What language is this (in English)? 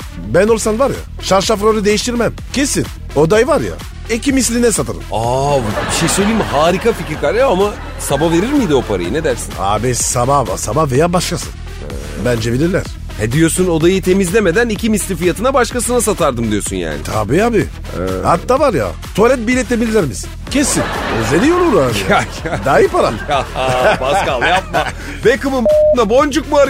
Turkish